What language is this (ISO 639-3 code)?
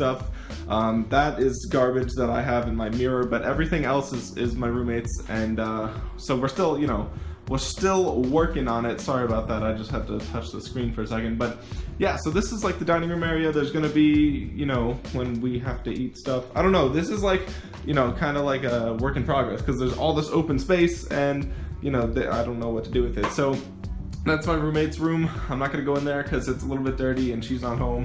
eng